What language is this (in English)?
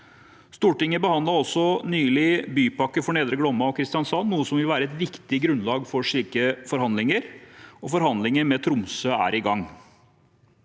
Norwegian